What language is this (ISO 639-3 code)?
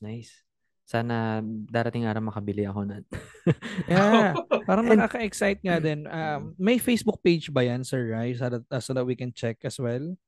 fil